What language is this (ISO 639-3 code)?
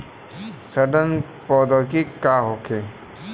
bho